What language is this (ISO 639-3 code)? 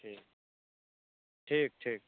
mai